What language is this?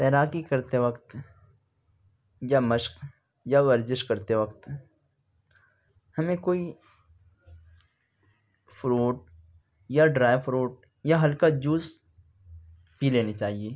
Urdu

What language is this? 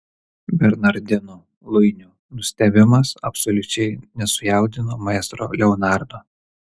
Lithuanian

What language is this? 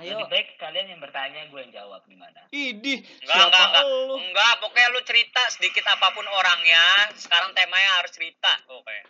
Indonesian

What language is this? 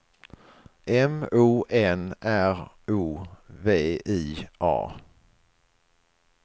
Swedish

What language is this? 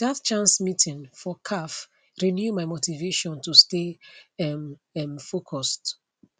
Nigerian Pidgin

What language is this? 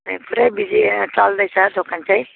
Nepali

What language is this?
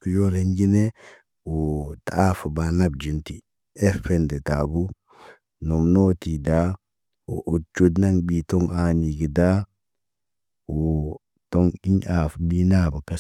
Naba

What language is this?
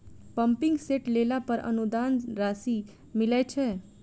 Maithili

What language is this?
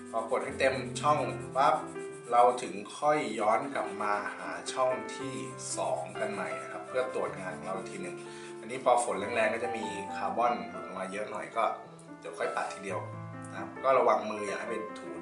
Thai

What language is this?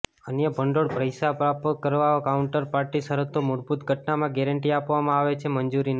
Gujarati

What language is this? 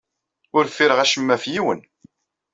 Kabyle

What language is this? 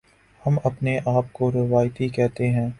Urdu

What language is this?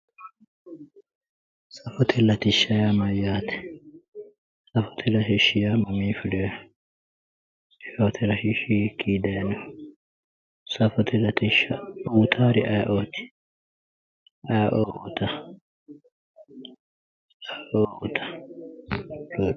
Sidamo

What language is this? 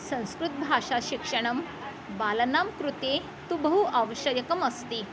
Sanskrit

